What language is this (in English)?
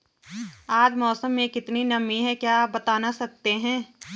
Hindi